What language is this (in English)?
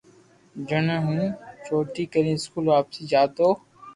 Loarki